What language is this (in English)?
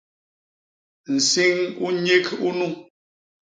Basaa